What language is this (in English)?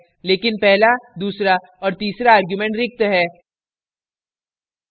Hindi